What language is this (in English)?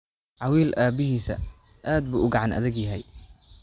Somali